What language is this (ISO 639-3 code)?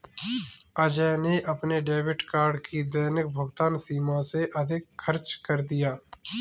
hin